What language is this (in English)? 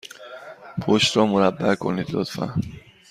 Persian